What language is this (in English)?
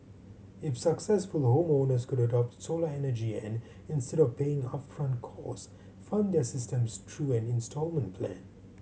English